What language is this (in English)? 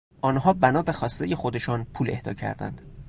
Persian